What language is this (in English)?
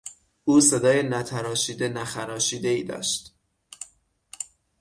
Persian